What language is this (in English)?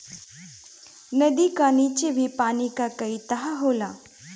Bhojpuri